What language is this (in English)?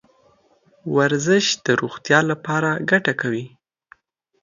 Pashto